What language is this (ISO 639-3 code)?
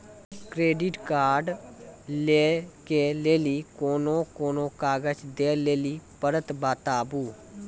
mai